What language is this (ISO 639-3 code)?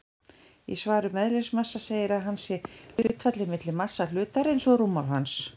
isl